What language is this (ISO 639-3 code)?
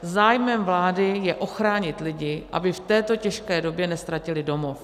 ces